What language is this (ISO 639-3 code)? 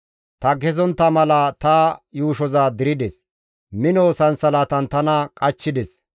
gmv